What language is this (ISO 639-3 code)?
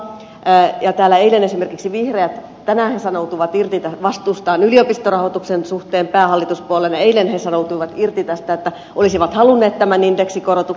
fin